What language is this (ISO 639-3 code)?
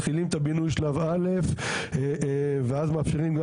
heb